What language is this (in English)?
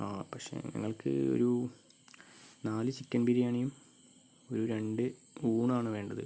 Malayalam